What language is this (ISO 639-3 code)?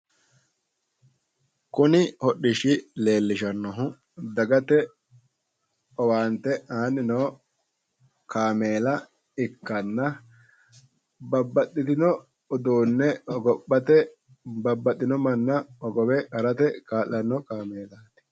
sid